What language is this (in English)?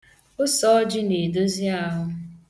Igbo